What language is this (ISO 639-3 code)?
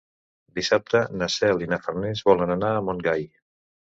cat